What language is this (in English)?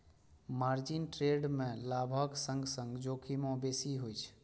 Maithili